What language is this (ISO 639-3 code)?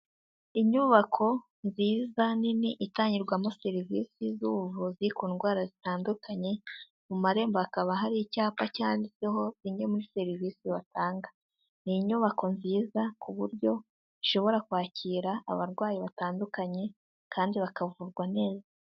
kin